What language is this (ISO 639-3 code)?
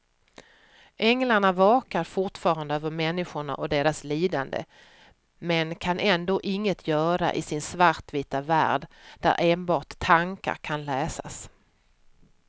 swe